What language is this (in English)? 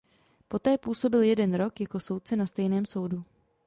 Czech